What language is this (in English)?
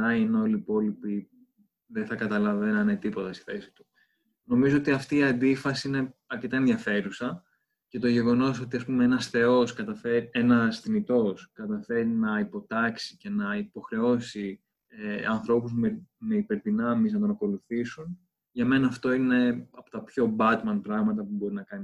Greek